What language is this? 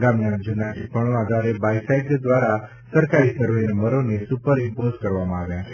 Gujarati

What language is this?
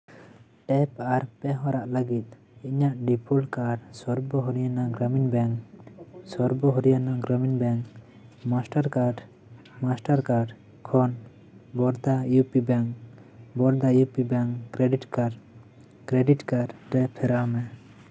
Santali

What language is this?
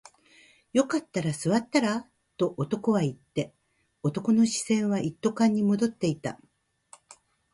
Japanese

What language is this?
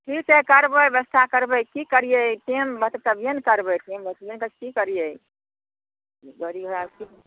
Maithili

